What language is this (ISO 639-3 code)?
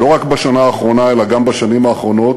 heb